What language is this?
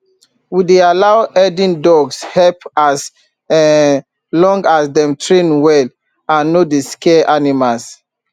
Nigerian Pidgin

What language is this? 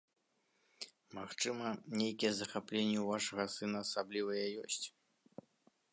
Belarusian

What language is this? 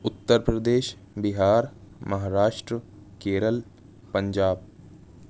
Urdu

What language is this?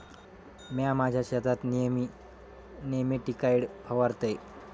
Marathi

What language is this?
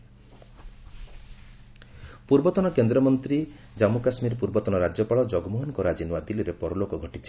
Odia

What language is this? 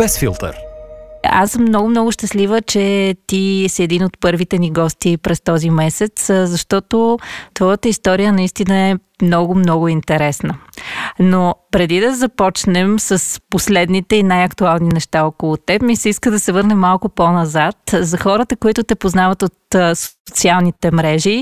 Bulgarian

